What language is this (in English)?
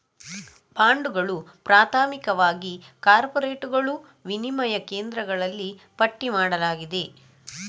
Kannada